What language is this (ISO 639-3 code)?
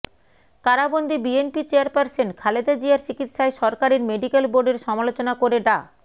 ben